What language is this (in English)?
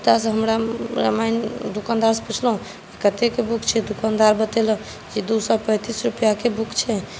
Maithili